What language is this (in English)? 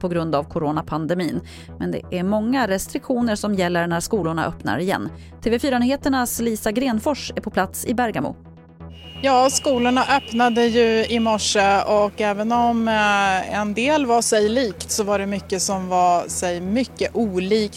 Swedish